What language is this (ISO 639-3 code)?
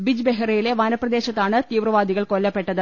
mal